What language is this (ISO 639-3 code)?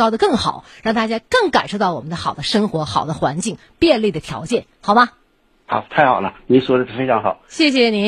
zho